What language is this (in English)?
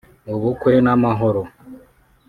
Kinyarwanda